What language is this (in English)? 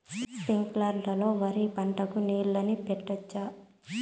Telugu